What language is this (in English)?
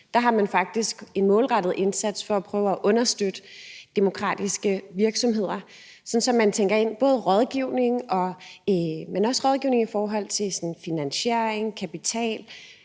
Danish